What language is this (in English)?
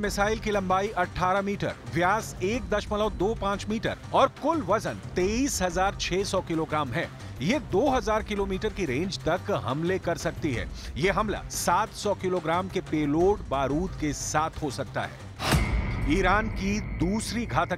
Hindi